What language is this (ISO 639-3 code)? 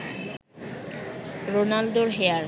ben